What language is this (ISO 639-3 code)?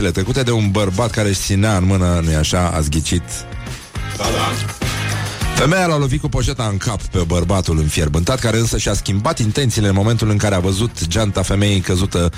ron